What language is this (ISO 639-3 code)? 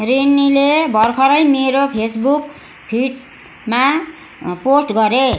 nep